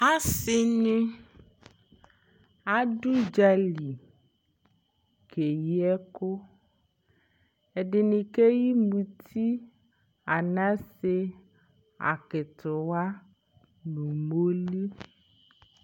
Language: Ikposo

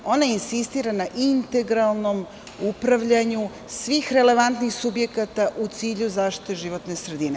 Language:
Serbian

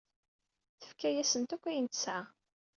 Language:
Kabyle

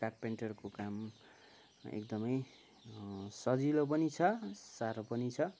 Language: Nepali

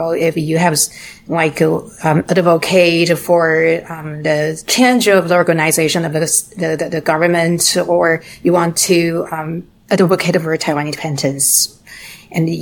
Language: English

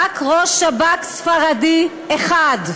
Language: Hebrew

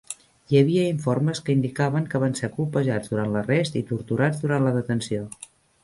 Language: Catalan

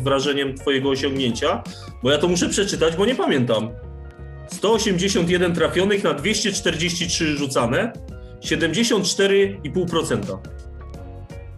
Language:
Polish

